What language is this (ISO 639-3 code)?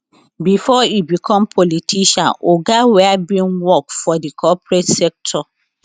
pcm